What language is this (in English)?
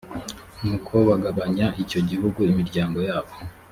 Kinyarwanda